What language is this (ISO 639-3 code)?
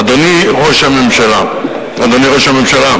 heb